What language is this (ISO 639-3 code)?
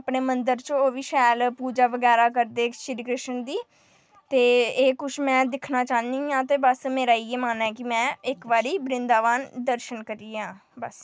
doi